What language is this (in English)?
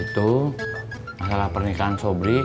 Indonesian